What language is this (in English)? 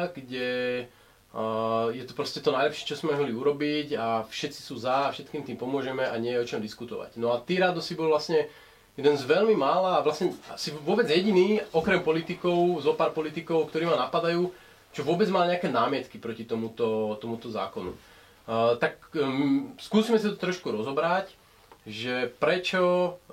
Slovak